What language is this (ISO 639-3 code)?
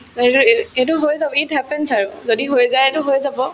asm